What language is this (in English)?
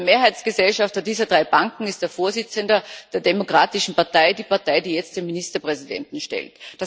German